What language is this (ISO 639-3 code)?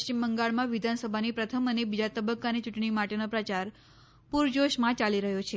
guj